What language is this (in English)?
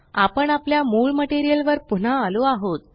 Marathi